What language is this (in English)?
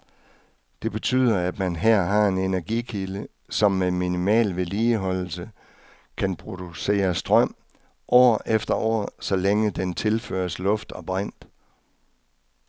Danish